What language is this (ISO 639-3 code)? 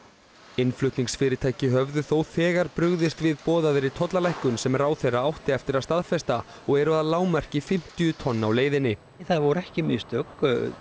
isl